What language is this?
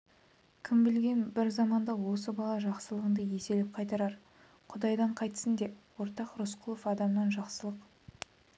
Kazakh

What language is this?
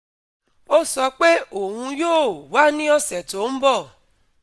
Yoruba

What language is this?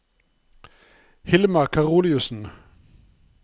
Norwegian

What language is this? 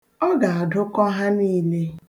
Igbo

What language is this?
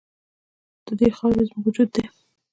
Pashto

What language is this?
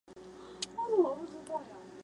Chinese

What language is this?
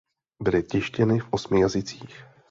Czech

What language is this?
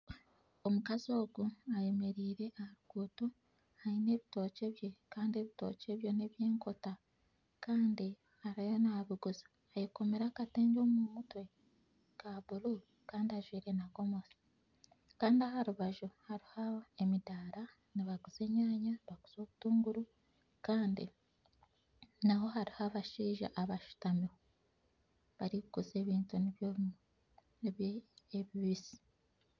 Nyankole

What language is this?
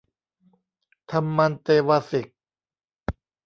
Thai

